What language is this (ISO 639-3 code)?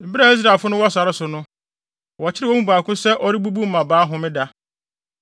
aka